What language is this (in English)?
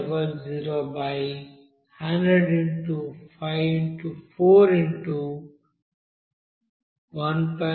Telugu